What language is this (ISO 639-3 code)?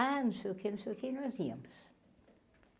por